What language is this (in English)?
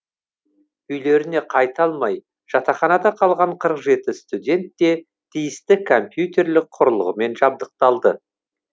Kazakh